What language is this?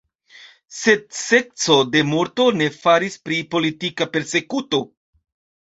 Esperanto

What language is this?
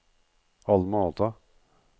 Norwegian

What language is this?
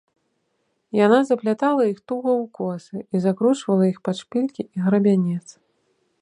Belarusian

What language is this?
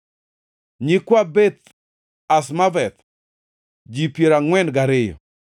Luo (Kenya and Tanzania)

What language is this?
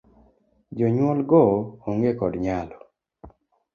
Luo (Kenya and Tanzania)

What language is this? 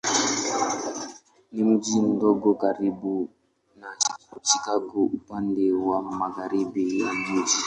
Swahili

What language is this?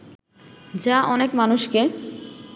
Bangla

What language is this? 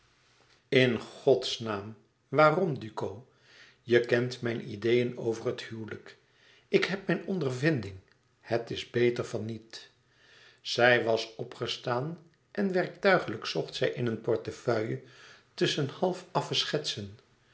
Dutch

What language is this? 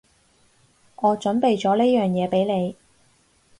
Cantonese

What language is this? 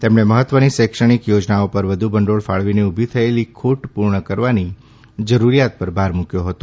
Gujarati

